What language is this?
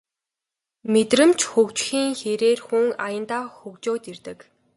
Mongolian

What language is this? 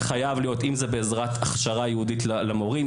Hebrew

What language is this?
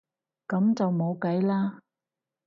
Cantonese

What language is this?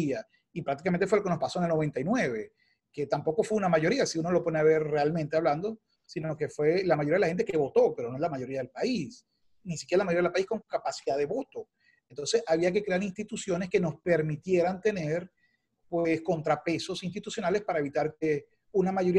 Spanish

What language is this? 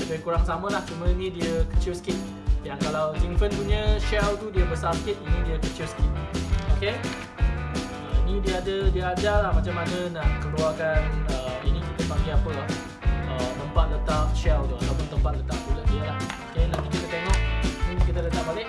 Malay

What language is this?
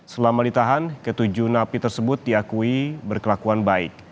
Indonesian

